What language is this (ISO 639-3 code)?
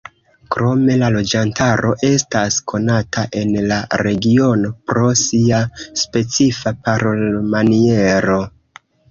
epo